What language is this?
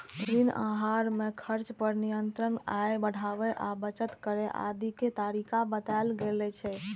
Maithili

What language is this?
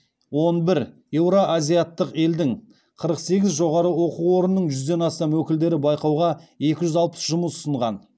Kazakh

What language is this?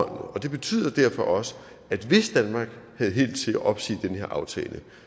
Danish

